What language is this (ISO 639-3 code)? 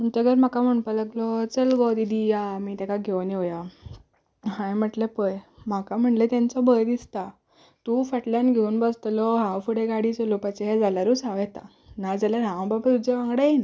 kok